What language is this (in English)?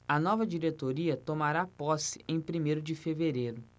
Portuguese